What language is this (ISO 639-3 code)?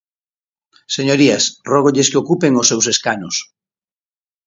glg